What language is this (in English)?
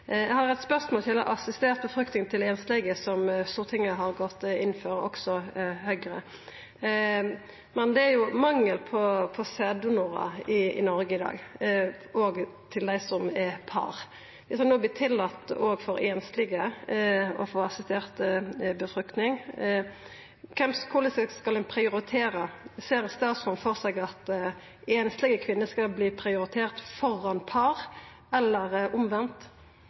Norwegian Nynorsk